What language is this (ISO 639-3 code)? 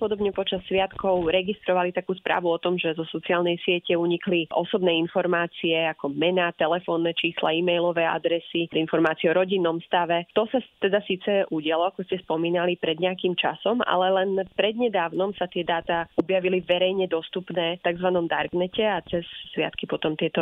slk